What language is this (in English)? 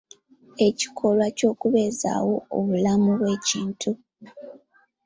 Ganda